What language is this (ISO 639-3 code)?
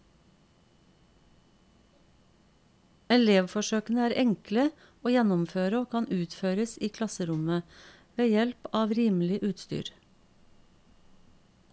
nor